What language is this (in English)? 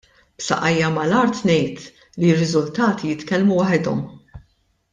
Maltese